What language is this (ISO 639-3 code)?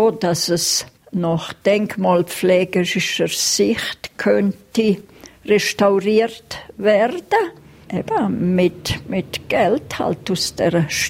deu